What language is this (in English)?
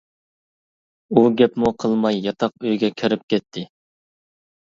Uyghur